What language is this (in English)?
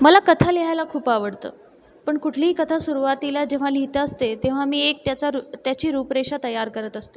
Marathi